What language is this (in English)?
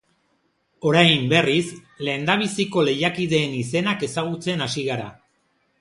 Basque